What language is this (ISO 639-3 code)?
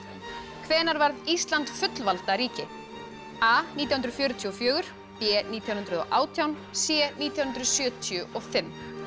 isl